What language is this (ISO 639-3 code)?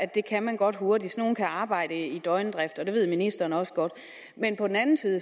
dan